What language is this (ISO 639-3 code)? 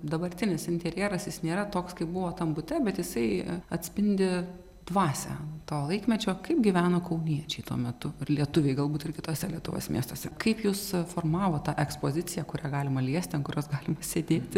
lit